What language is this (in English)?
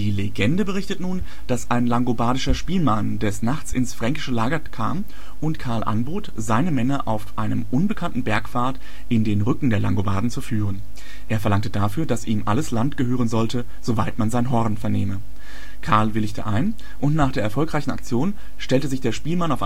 German